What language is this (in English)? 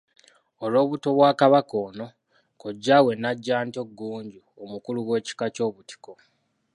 Ganda